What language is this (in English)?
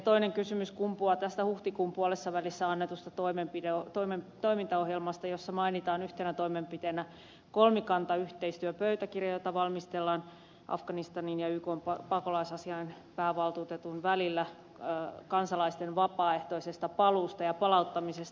Finnish